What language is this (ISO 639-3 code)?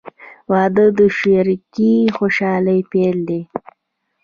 pus